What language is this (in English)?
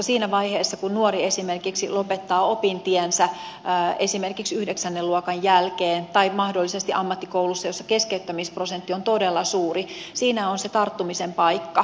Finnish